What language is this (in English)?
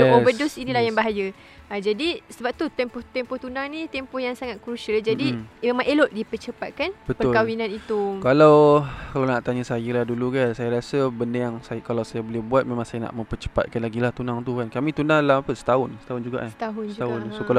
Malay